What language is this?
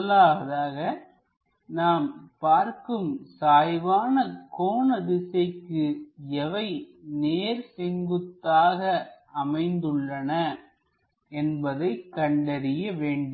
Tamil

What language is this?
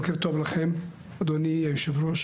Hebrew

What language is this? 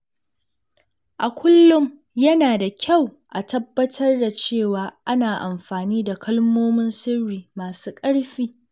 Hausa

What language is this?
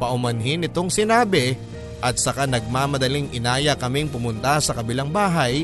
Filipino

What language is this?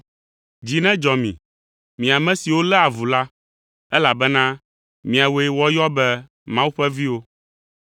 Ewe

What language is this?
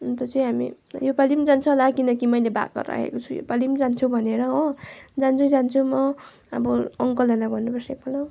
Nepali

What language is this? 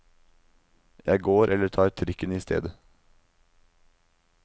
Norwegian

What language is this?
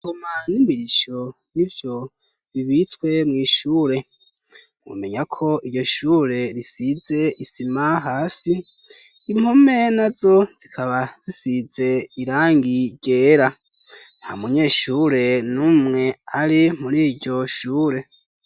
Rundi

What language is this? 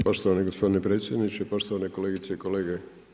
Croatian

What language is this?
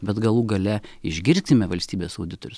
Lithuanian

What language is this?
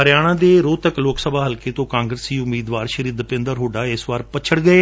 Punjabi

